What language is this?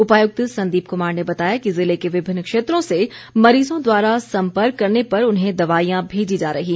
Hindi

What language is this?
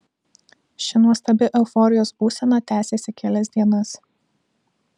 Lithuanian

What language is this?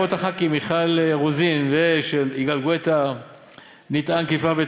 Hebrew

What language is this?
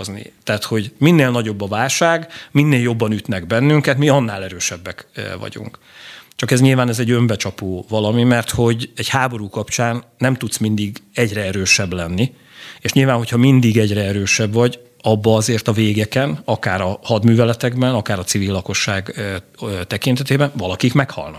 Hungarian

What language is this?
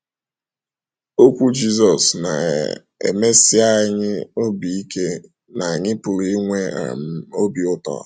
Igbo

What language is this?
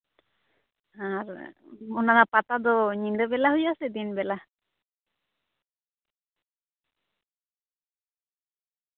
Santali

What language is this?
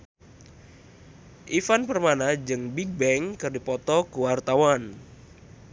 Sundanese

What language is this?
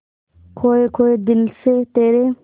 Hindi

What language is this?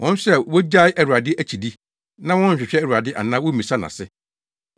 Akan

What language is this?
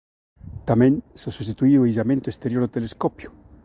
Galician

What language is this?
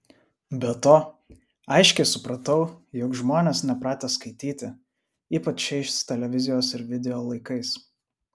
Lithuanian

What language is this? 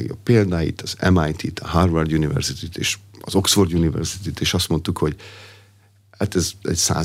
Hungarian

